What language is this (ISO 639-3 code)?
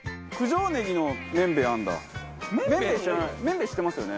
jpn